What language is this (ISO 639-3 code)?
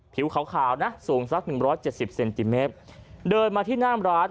tha